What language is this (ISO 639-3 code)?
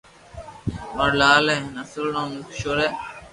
lrk